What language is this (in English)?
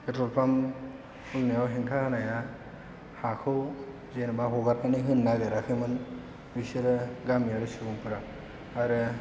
Bodo